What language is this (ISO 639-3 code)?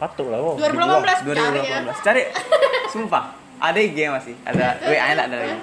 ind